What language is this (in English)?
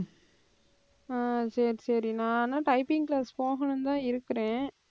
Tamil